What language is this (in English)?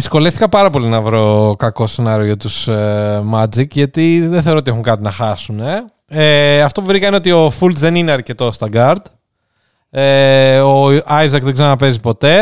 Greek